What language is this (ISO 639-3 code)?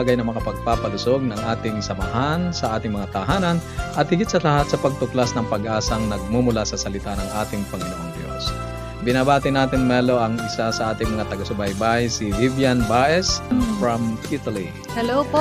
fil